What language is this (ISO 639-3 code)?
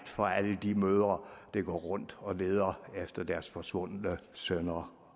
dan